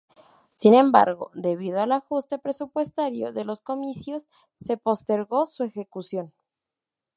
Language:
Spanish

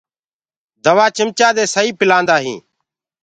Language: Gurgula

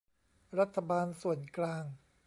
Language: Thai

